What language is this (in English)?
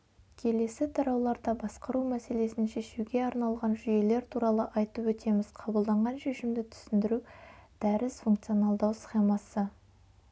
Kazakh